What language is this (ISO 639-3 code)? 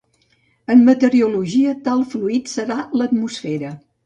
cat